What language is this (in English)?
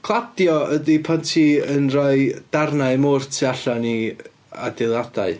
Welsh